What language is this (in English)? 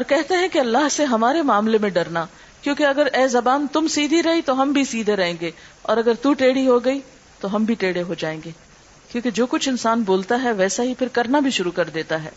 Urdu